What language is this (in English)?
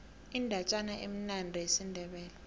South Ndebele